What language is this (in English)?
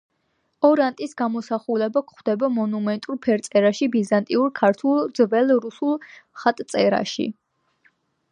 Georgian